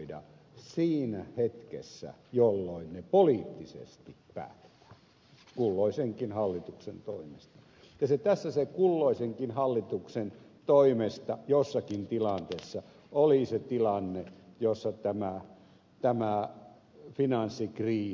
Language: Finnish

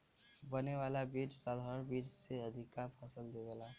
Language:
Bhojpuri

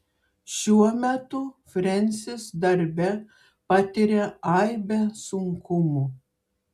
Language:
Lithuanian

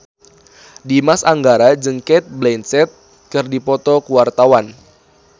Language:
Sundanese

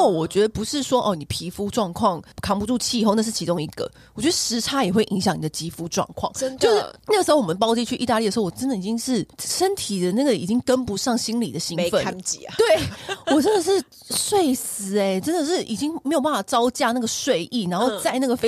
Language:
Chinese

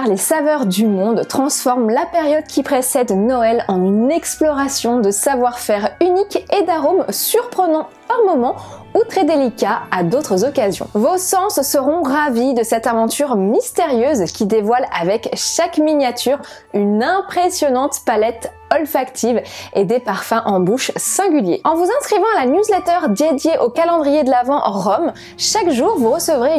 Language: French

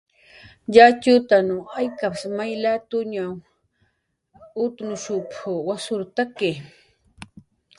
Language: Jaqaru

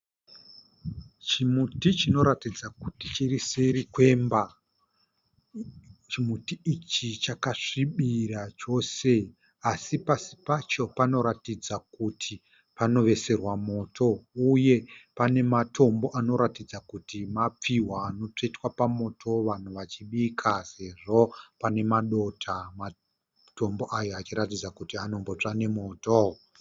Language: Shona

